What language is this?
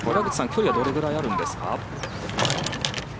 Japanese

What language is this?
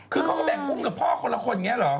Thai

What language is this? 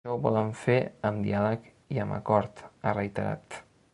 Catalan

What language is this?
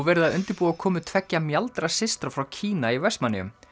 Icelandic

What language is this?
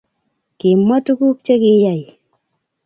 Kalenjin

